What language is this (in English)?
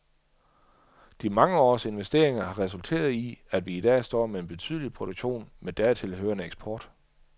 Danish